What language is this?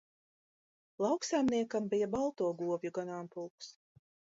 Latvian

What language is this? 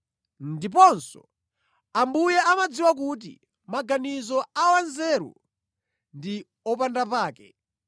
Nyanja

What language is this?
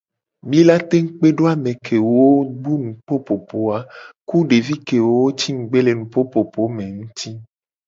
Gen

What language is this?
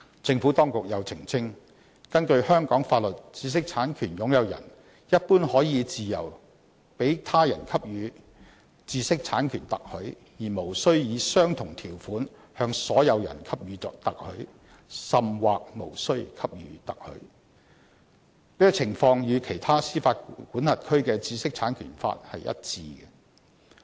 Cantonese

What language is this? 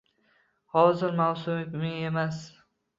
Uzbek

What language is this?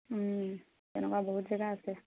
Assamese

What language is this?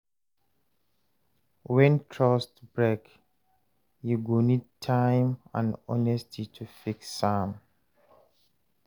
Nigerian Pidgin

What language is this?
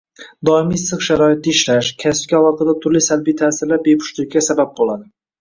Uzbek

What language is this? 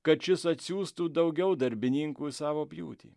Lithuanian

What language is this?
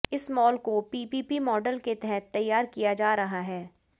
Hindi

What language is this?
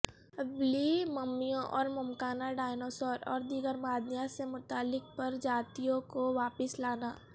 Urdu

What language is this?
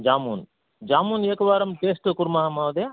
Sanskrit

